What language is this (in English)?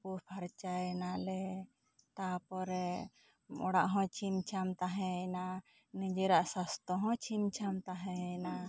Santali